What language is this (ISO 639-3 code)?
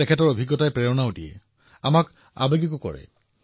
asm